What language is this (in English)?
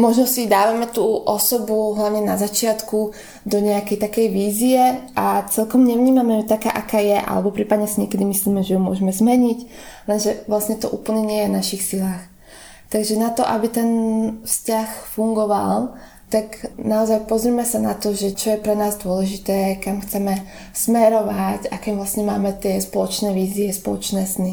Slovak